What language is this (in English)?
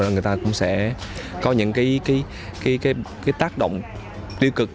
Vietnamese